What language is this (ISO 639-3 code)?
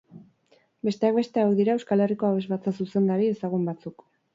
eus